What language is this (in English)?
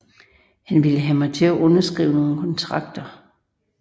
Danish